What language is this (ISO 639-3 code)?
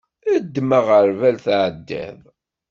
kab